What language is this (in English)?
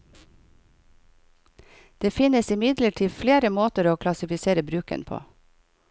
Norwegian